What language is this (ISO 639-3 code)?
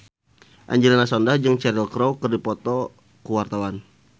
sun